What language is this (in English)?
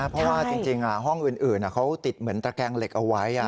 Thai